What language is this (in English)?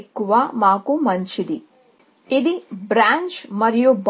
Telugu